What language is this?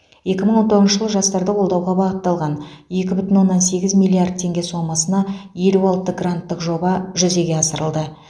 Kazakh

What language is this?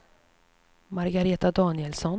Swedish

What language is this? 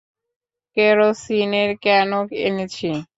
Bangla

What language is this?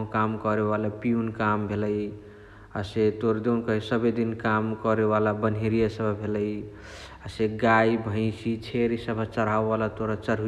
Chitwania Tharu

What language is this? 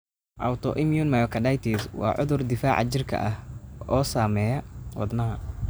Somali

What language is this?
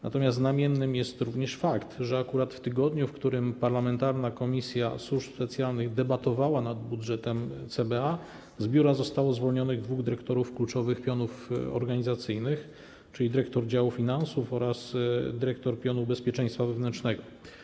Polish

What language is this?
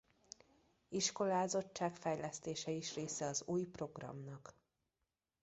Hungarian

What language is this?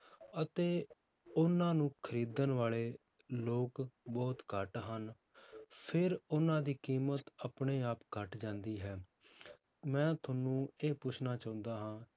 Punjabi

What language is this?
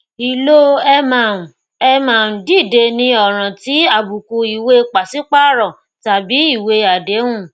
Yoruba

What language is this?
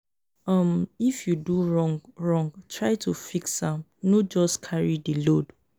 Nigerian Pidgin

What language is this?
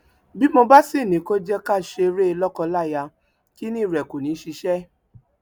Yoruba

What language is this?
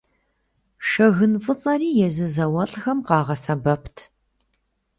Kabardian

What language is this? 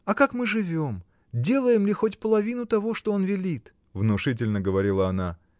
Russian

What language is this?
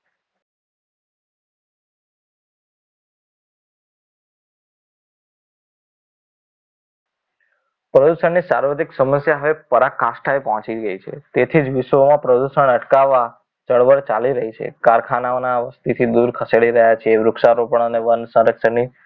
Gujarati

